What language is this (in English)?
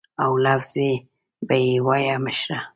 Pashto